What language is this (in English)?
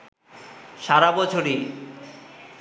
Bangla